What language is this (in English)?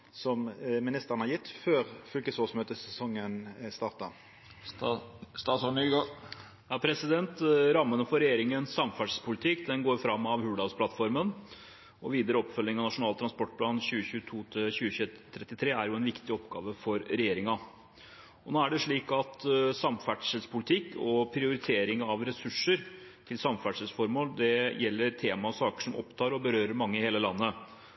Norwegian